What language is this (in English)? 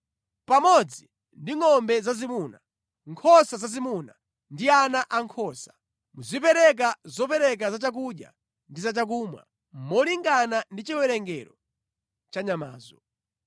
Nyanja